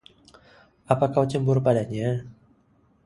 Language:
Indonesian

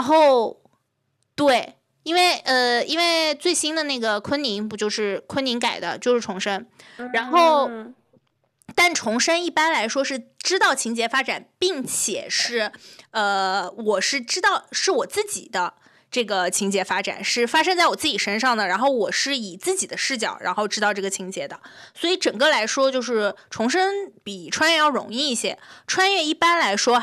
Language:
Chinese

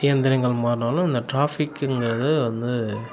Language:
Tamil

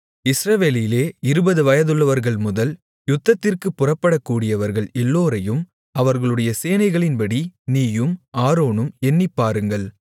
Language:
Tamil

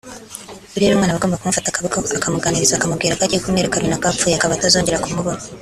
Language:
Kinyarwanda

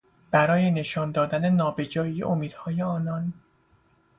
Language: Persian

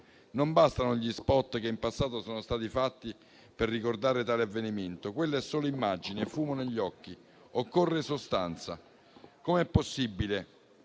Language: Italian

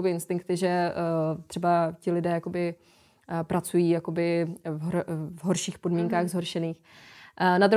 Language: Czech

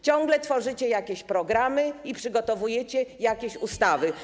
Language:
Polish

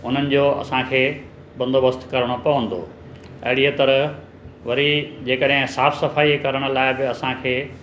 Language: Sindhi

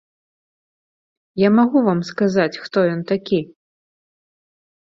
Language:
Belarusian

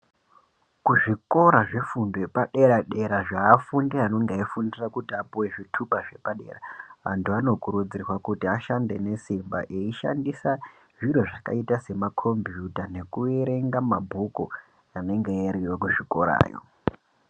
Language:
Ndau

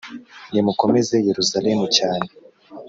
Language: Kinyarwanda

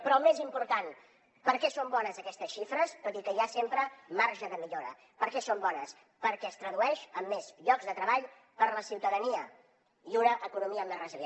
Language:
Catalan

